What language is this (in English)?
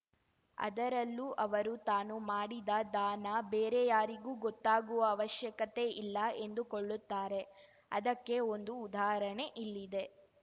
Kannada